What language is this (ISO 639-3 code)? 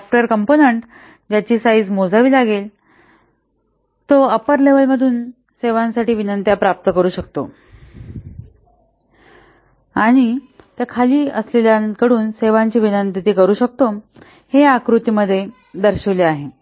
mar